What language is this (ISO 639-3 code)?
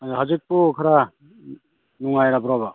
mni